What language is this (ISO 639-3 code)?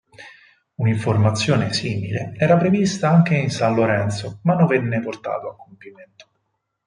ita